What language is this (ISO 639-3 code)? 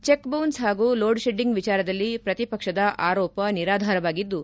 kan